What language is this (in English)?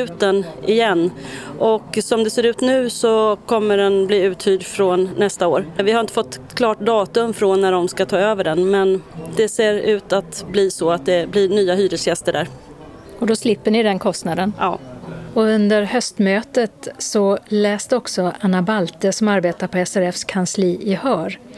Swedish